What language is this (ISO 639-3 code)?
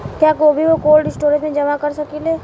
bho